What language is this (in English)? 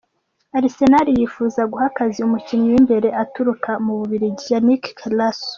Kinyarwanda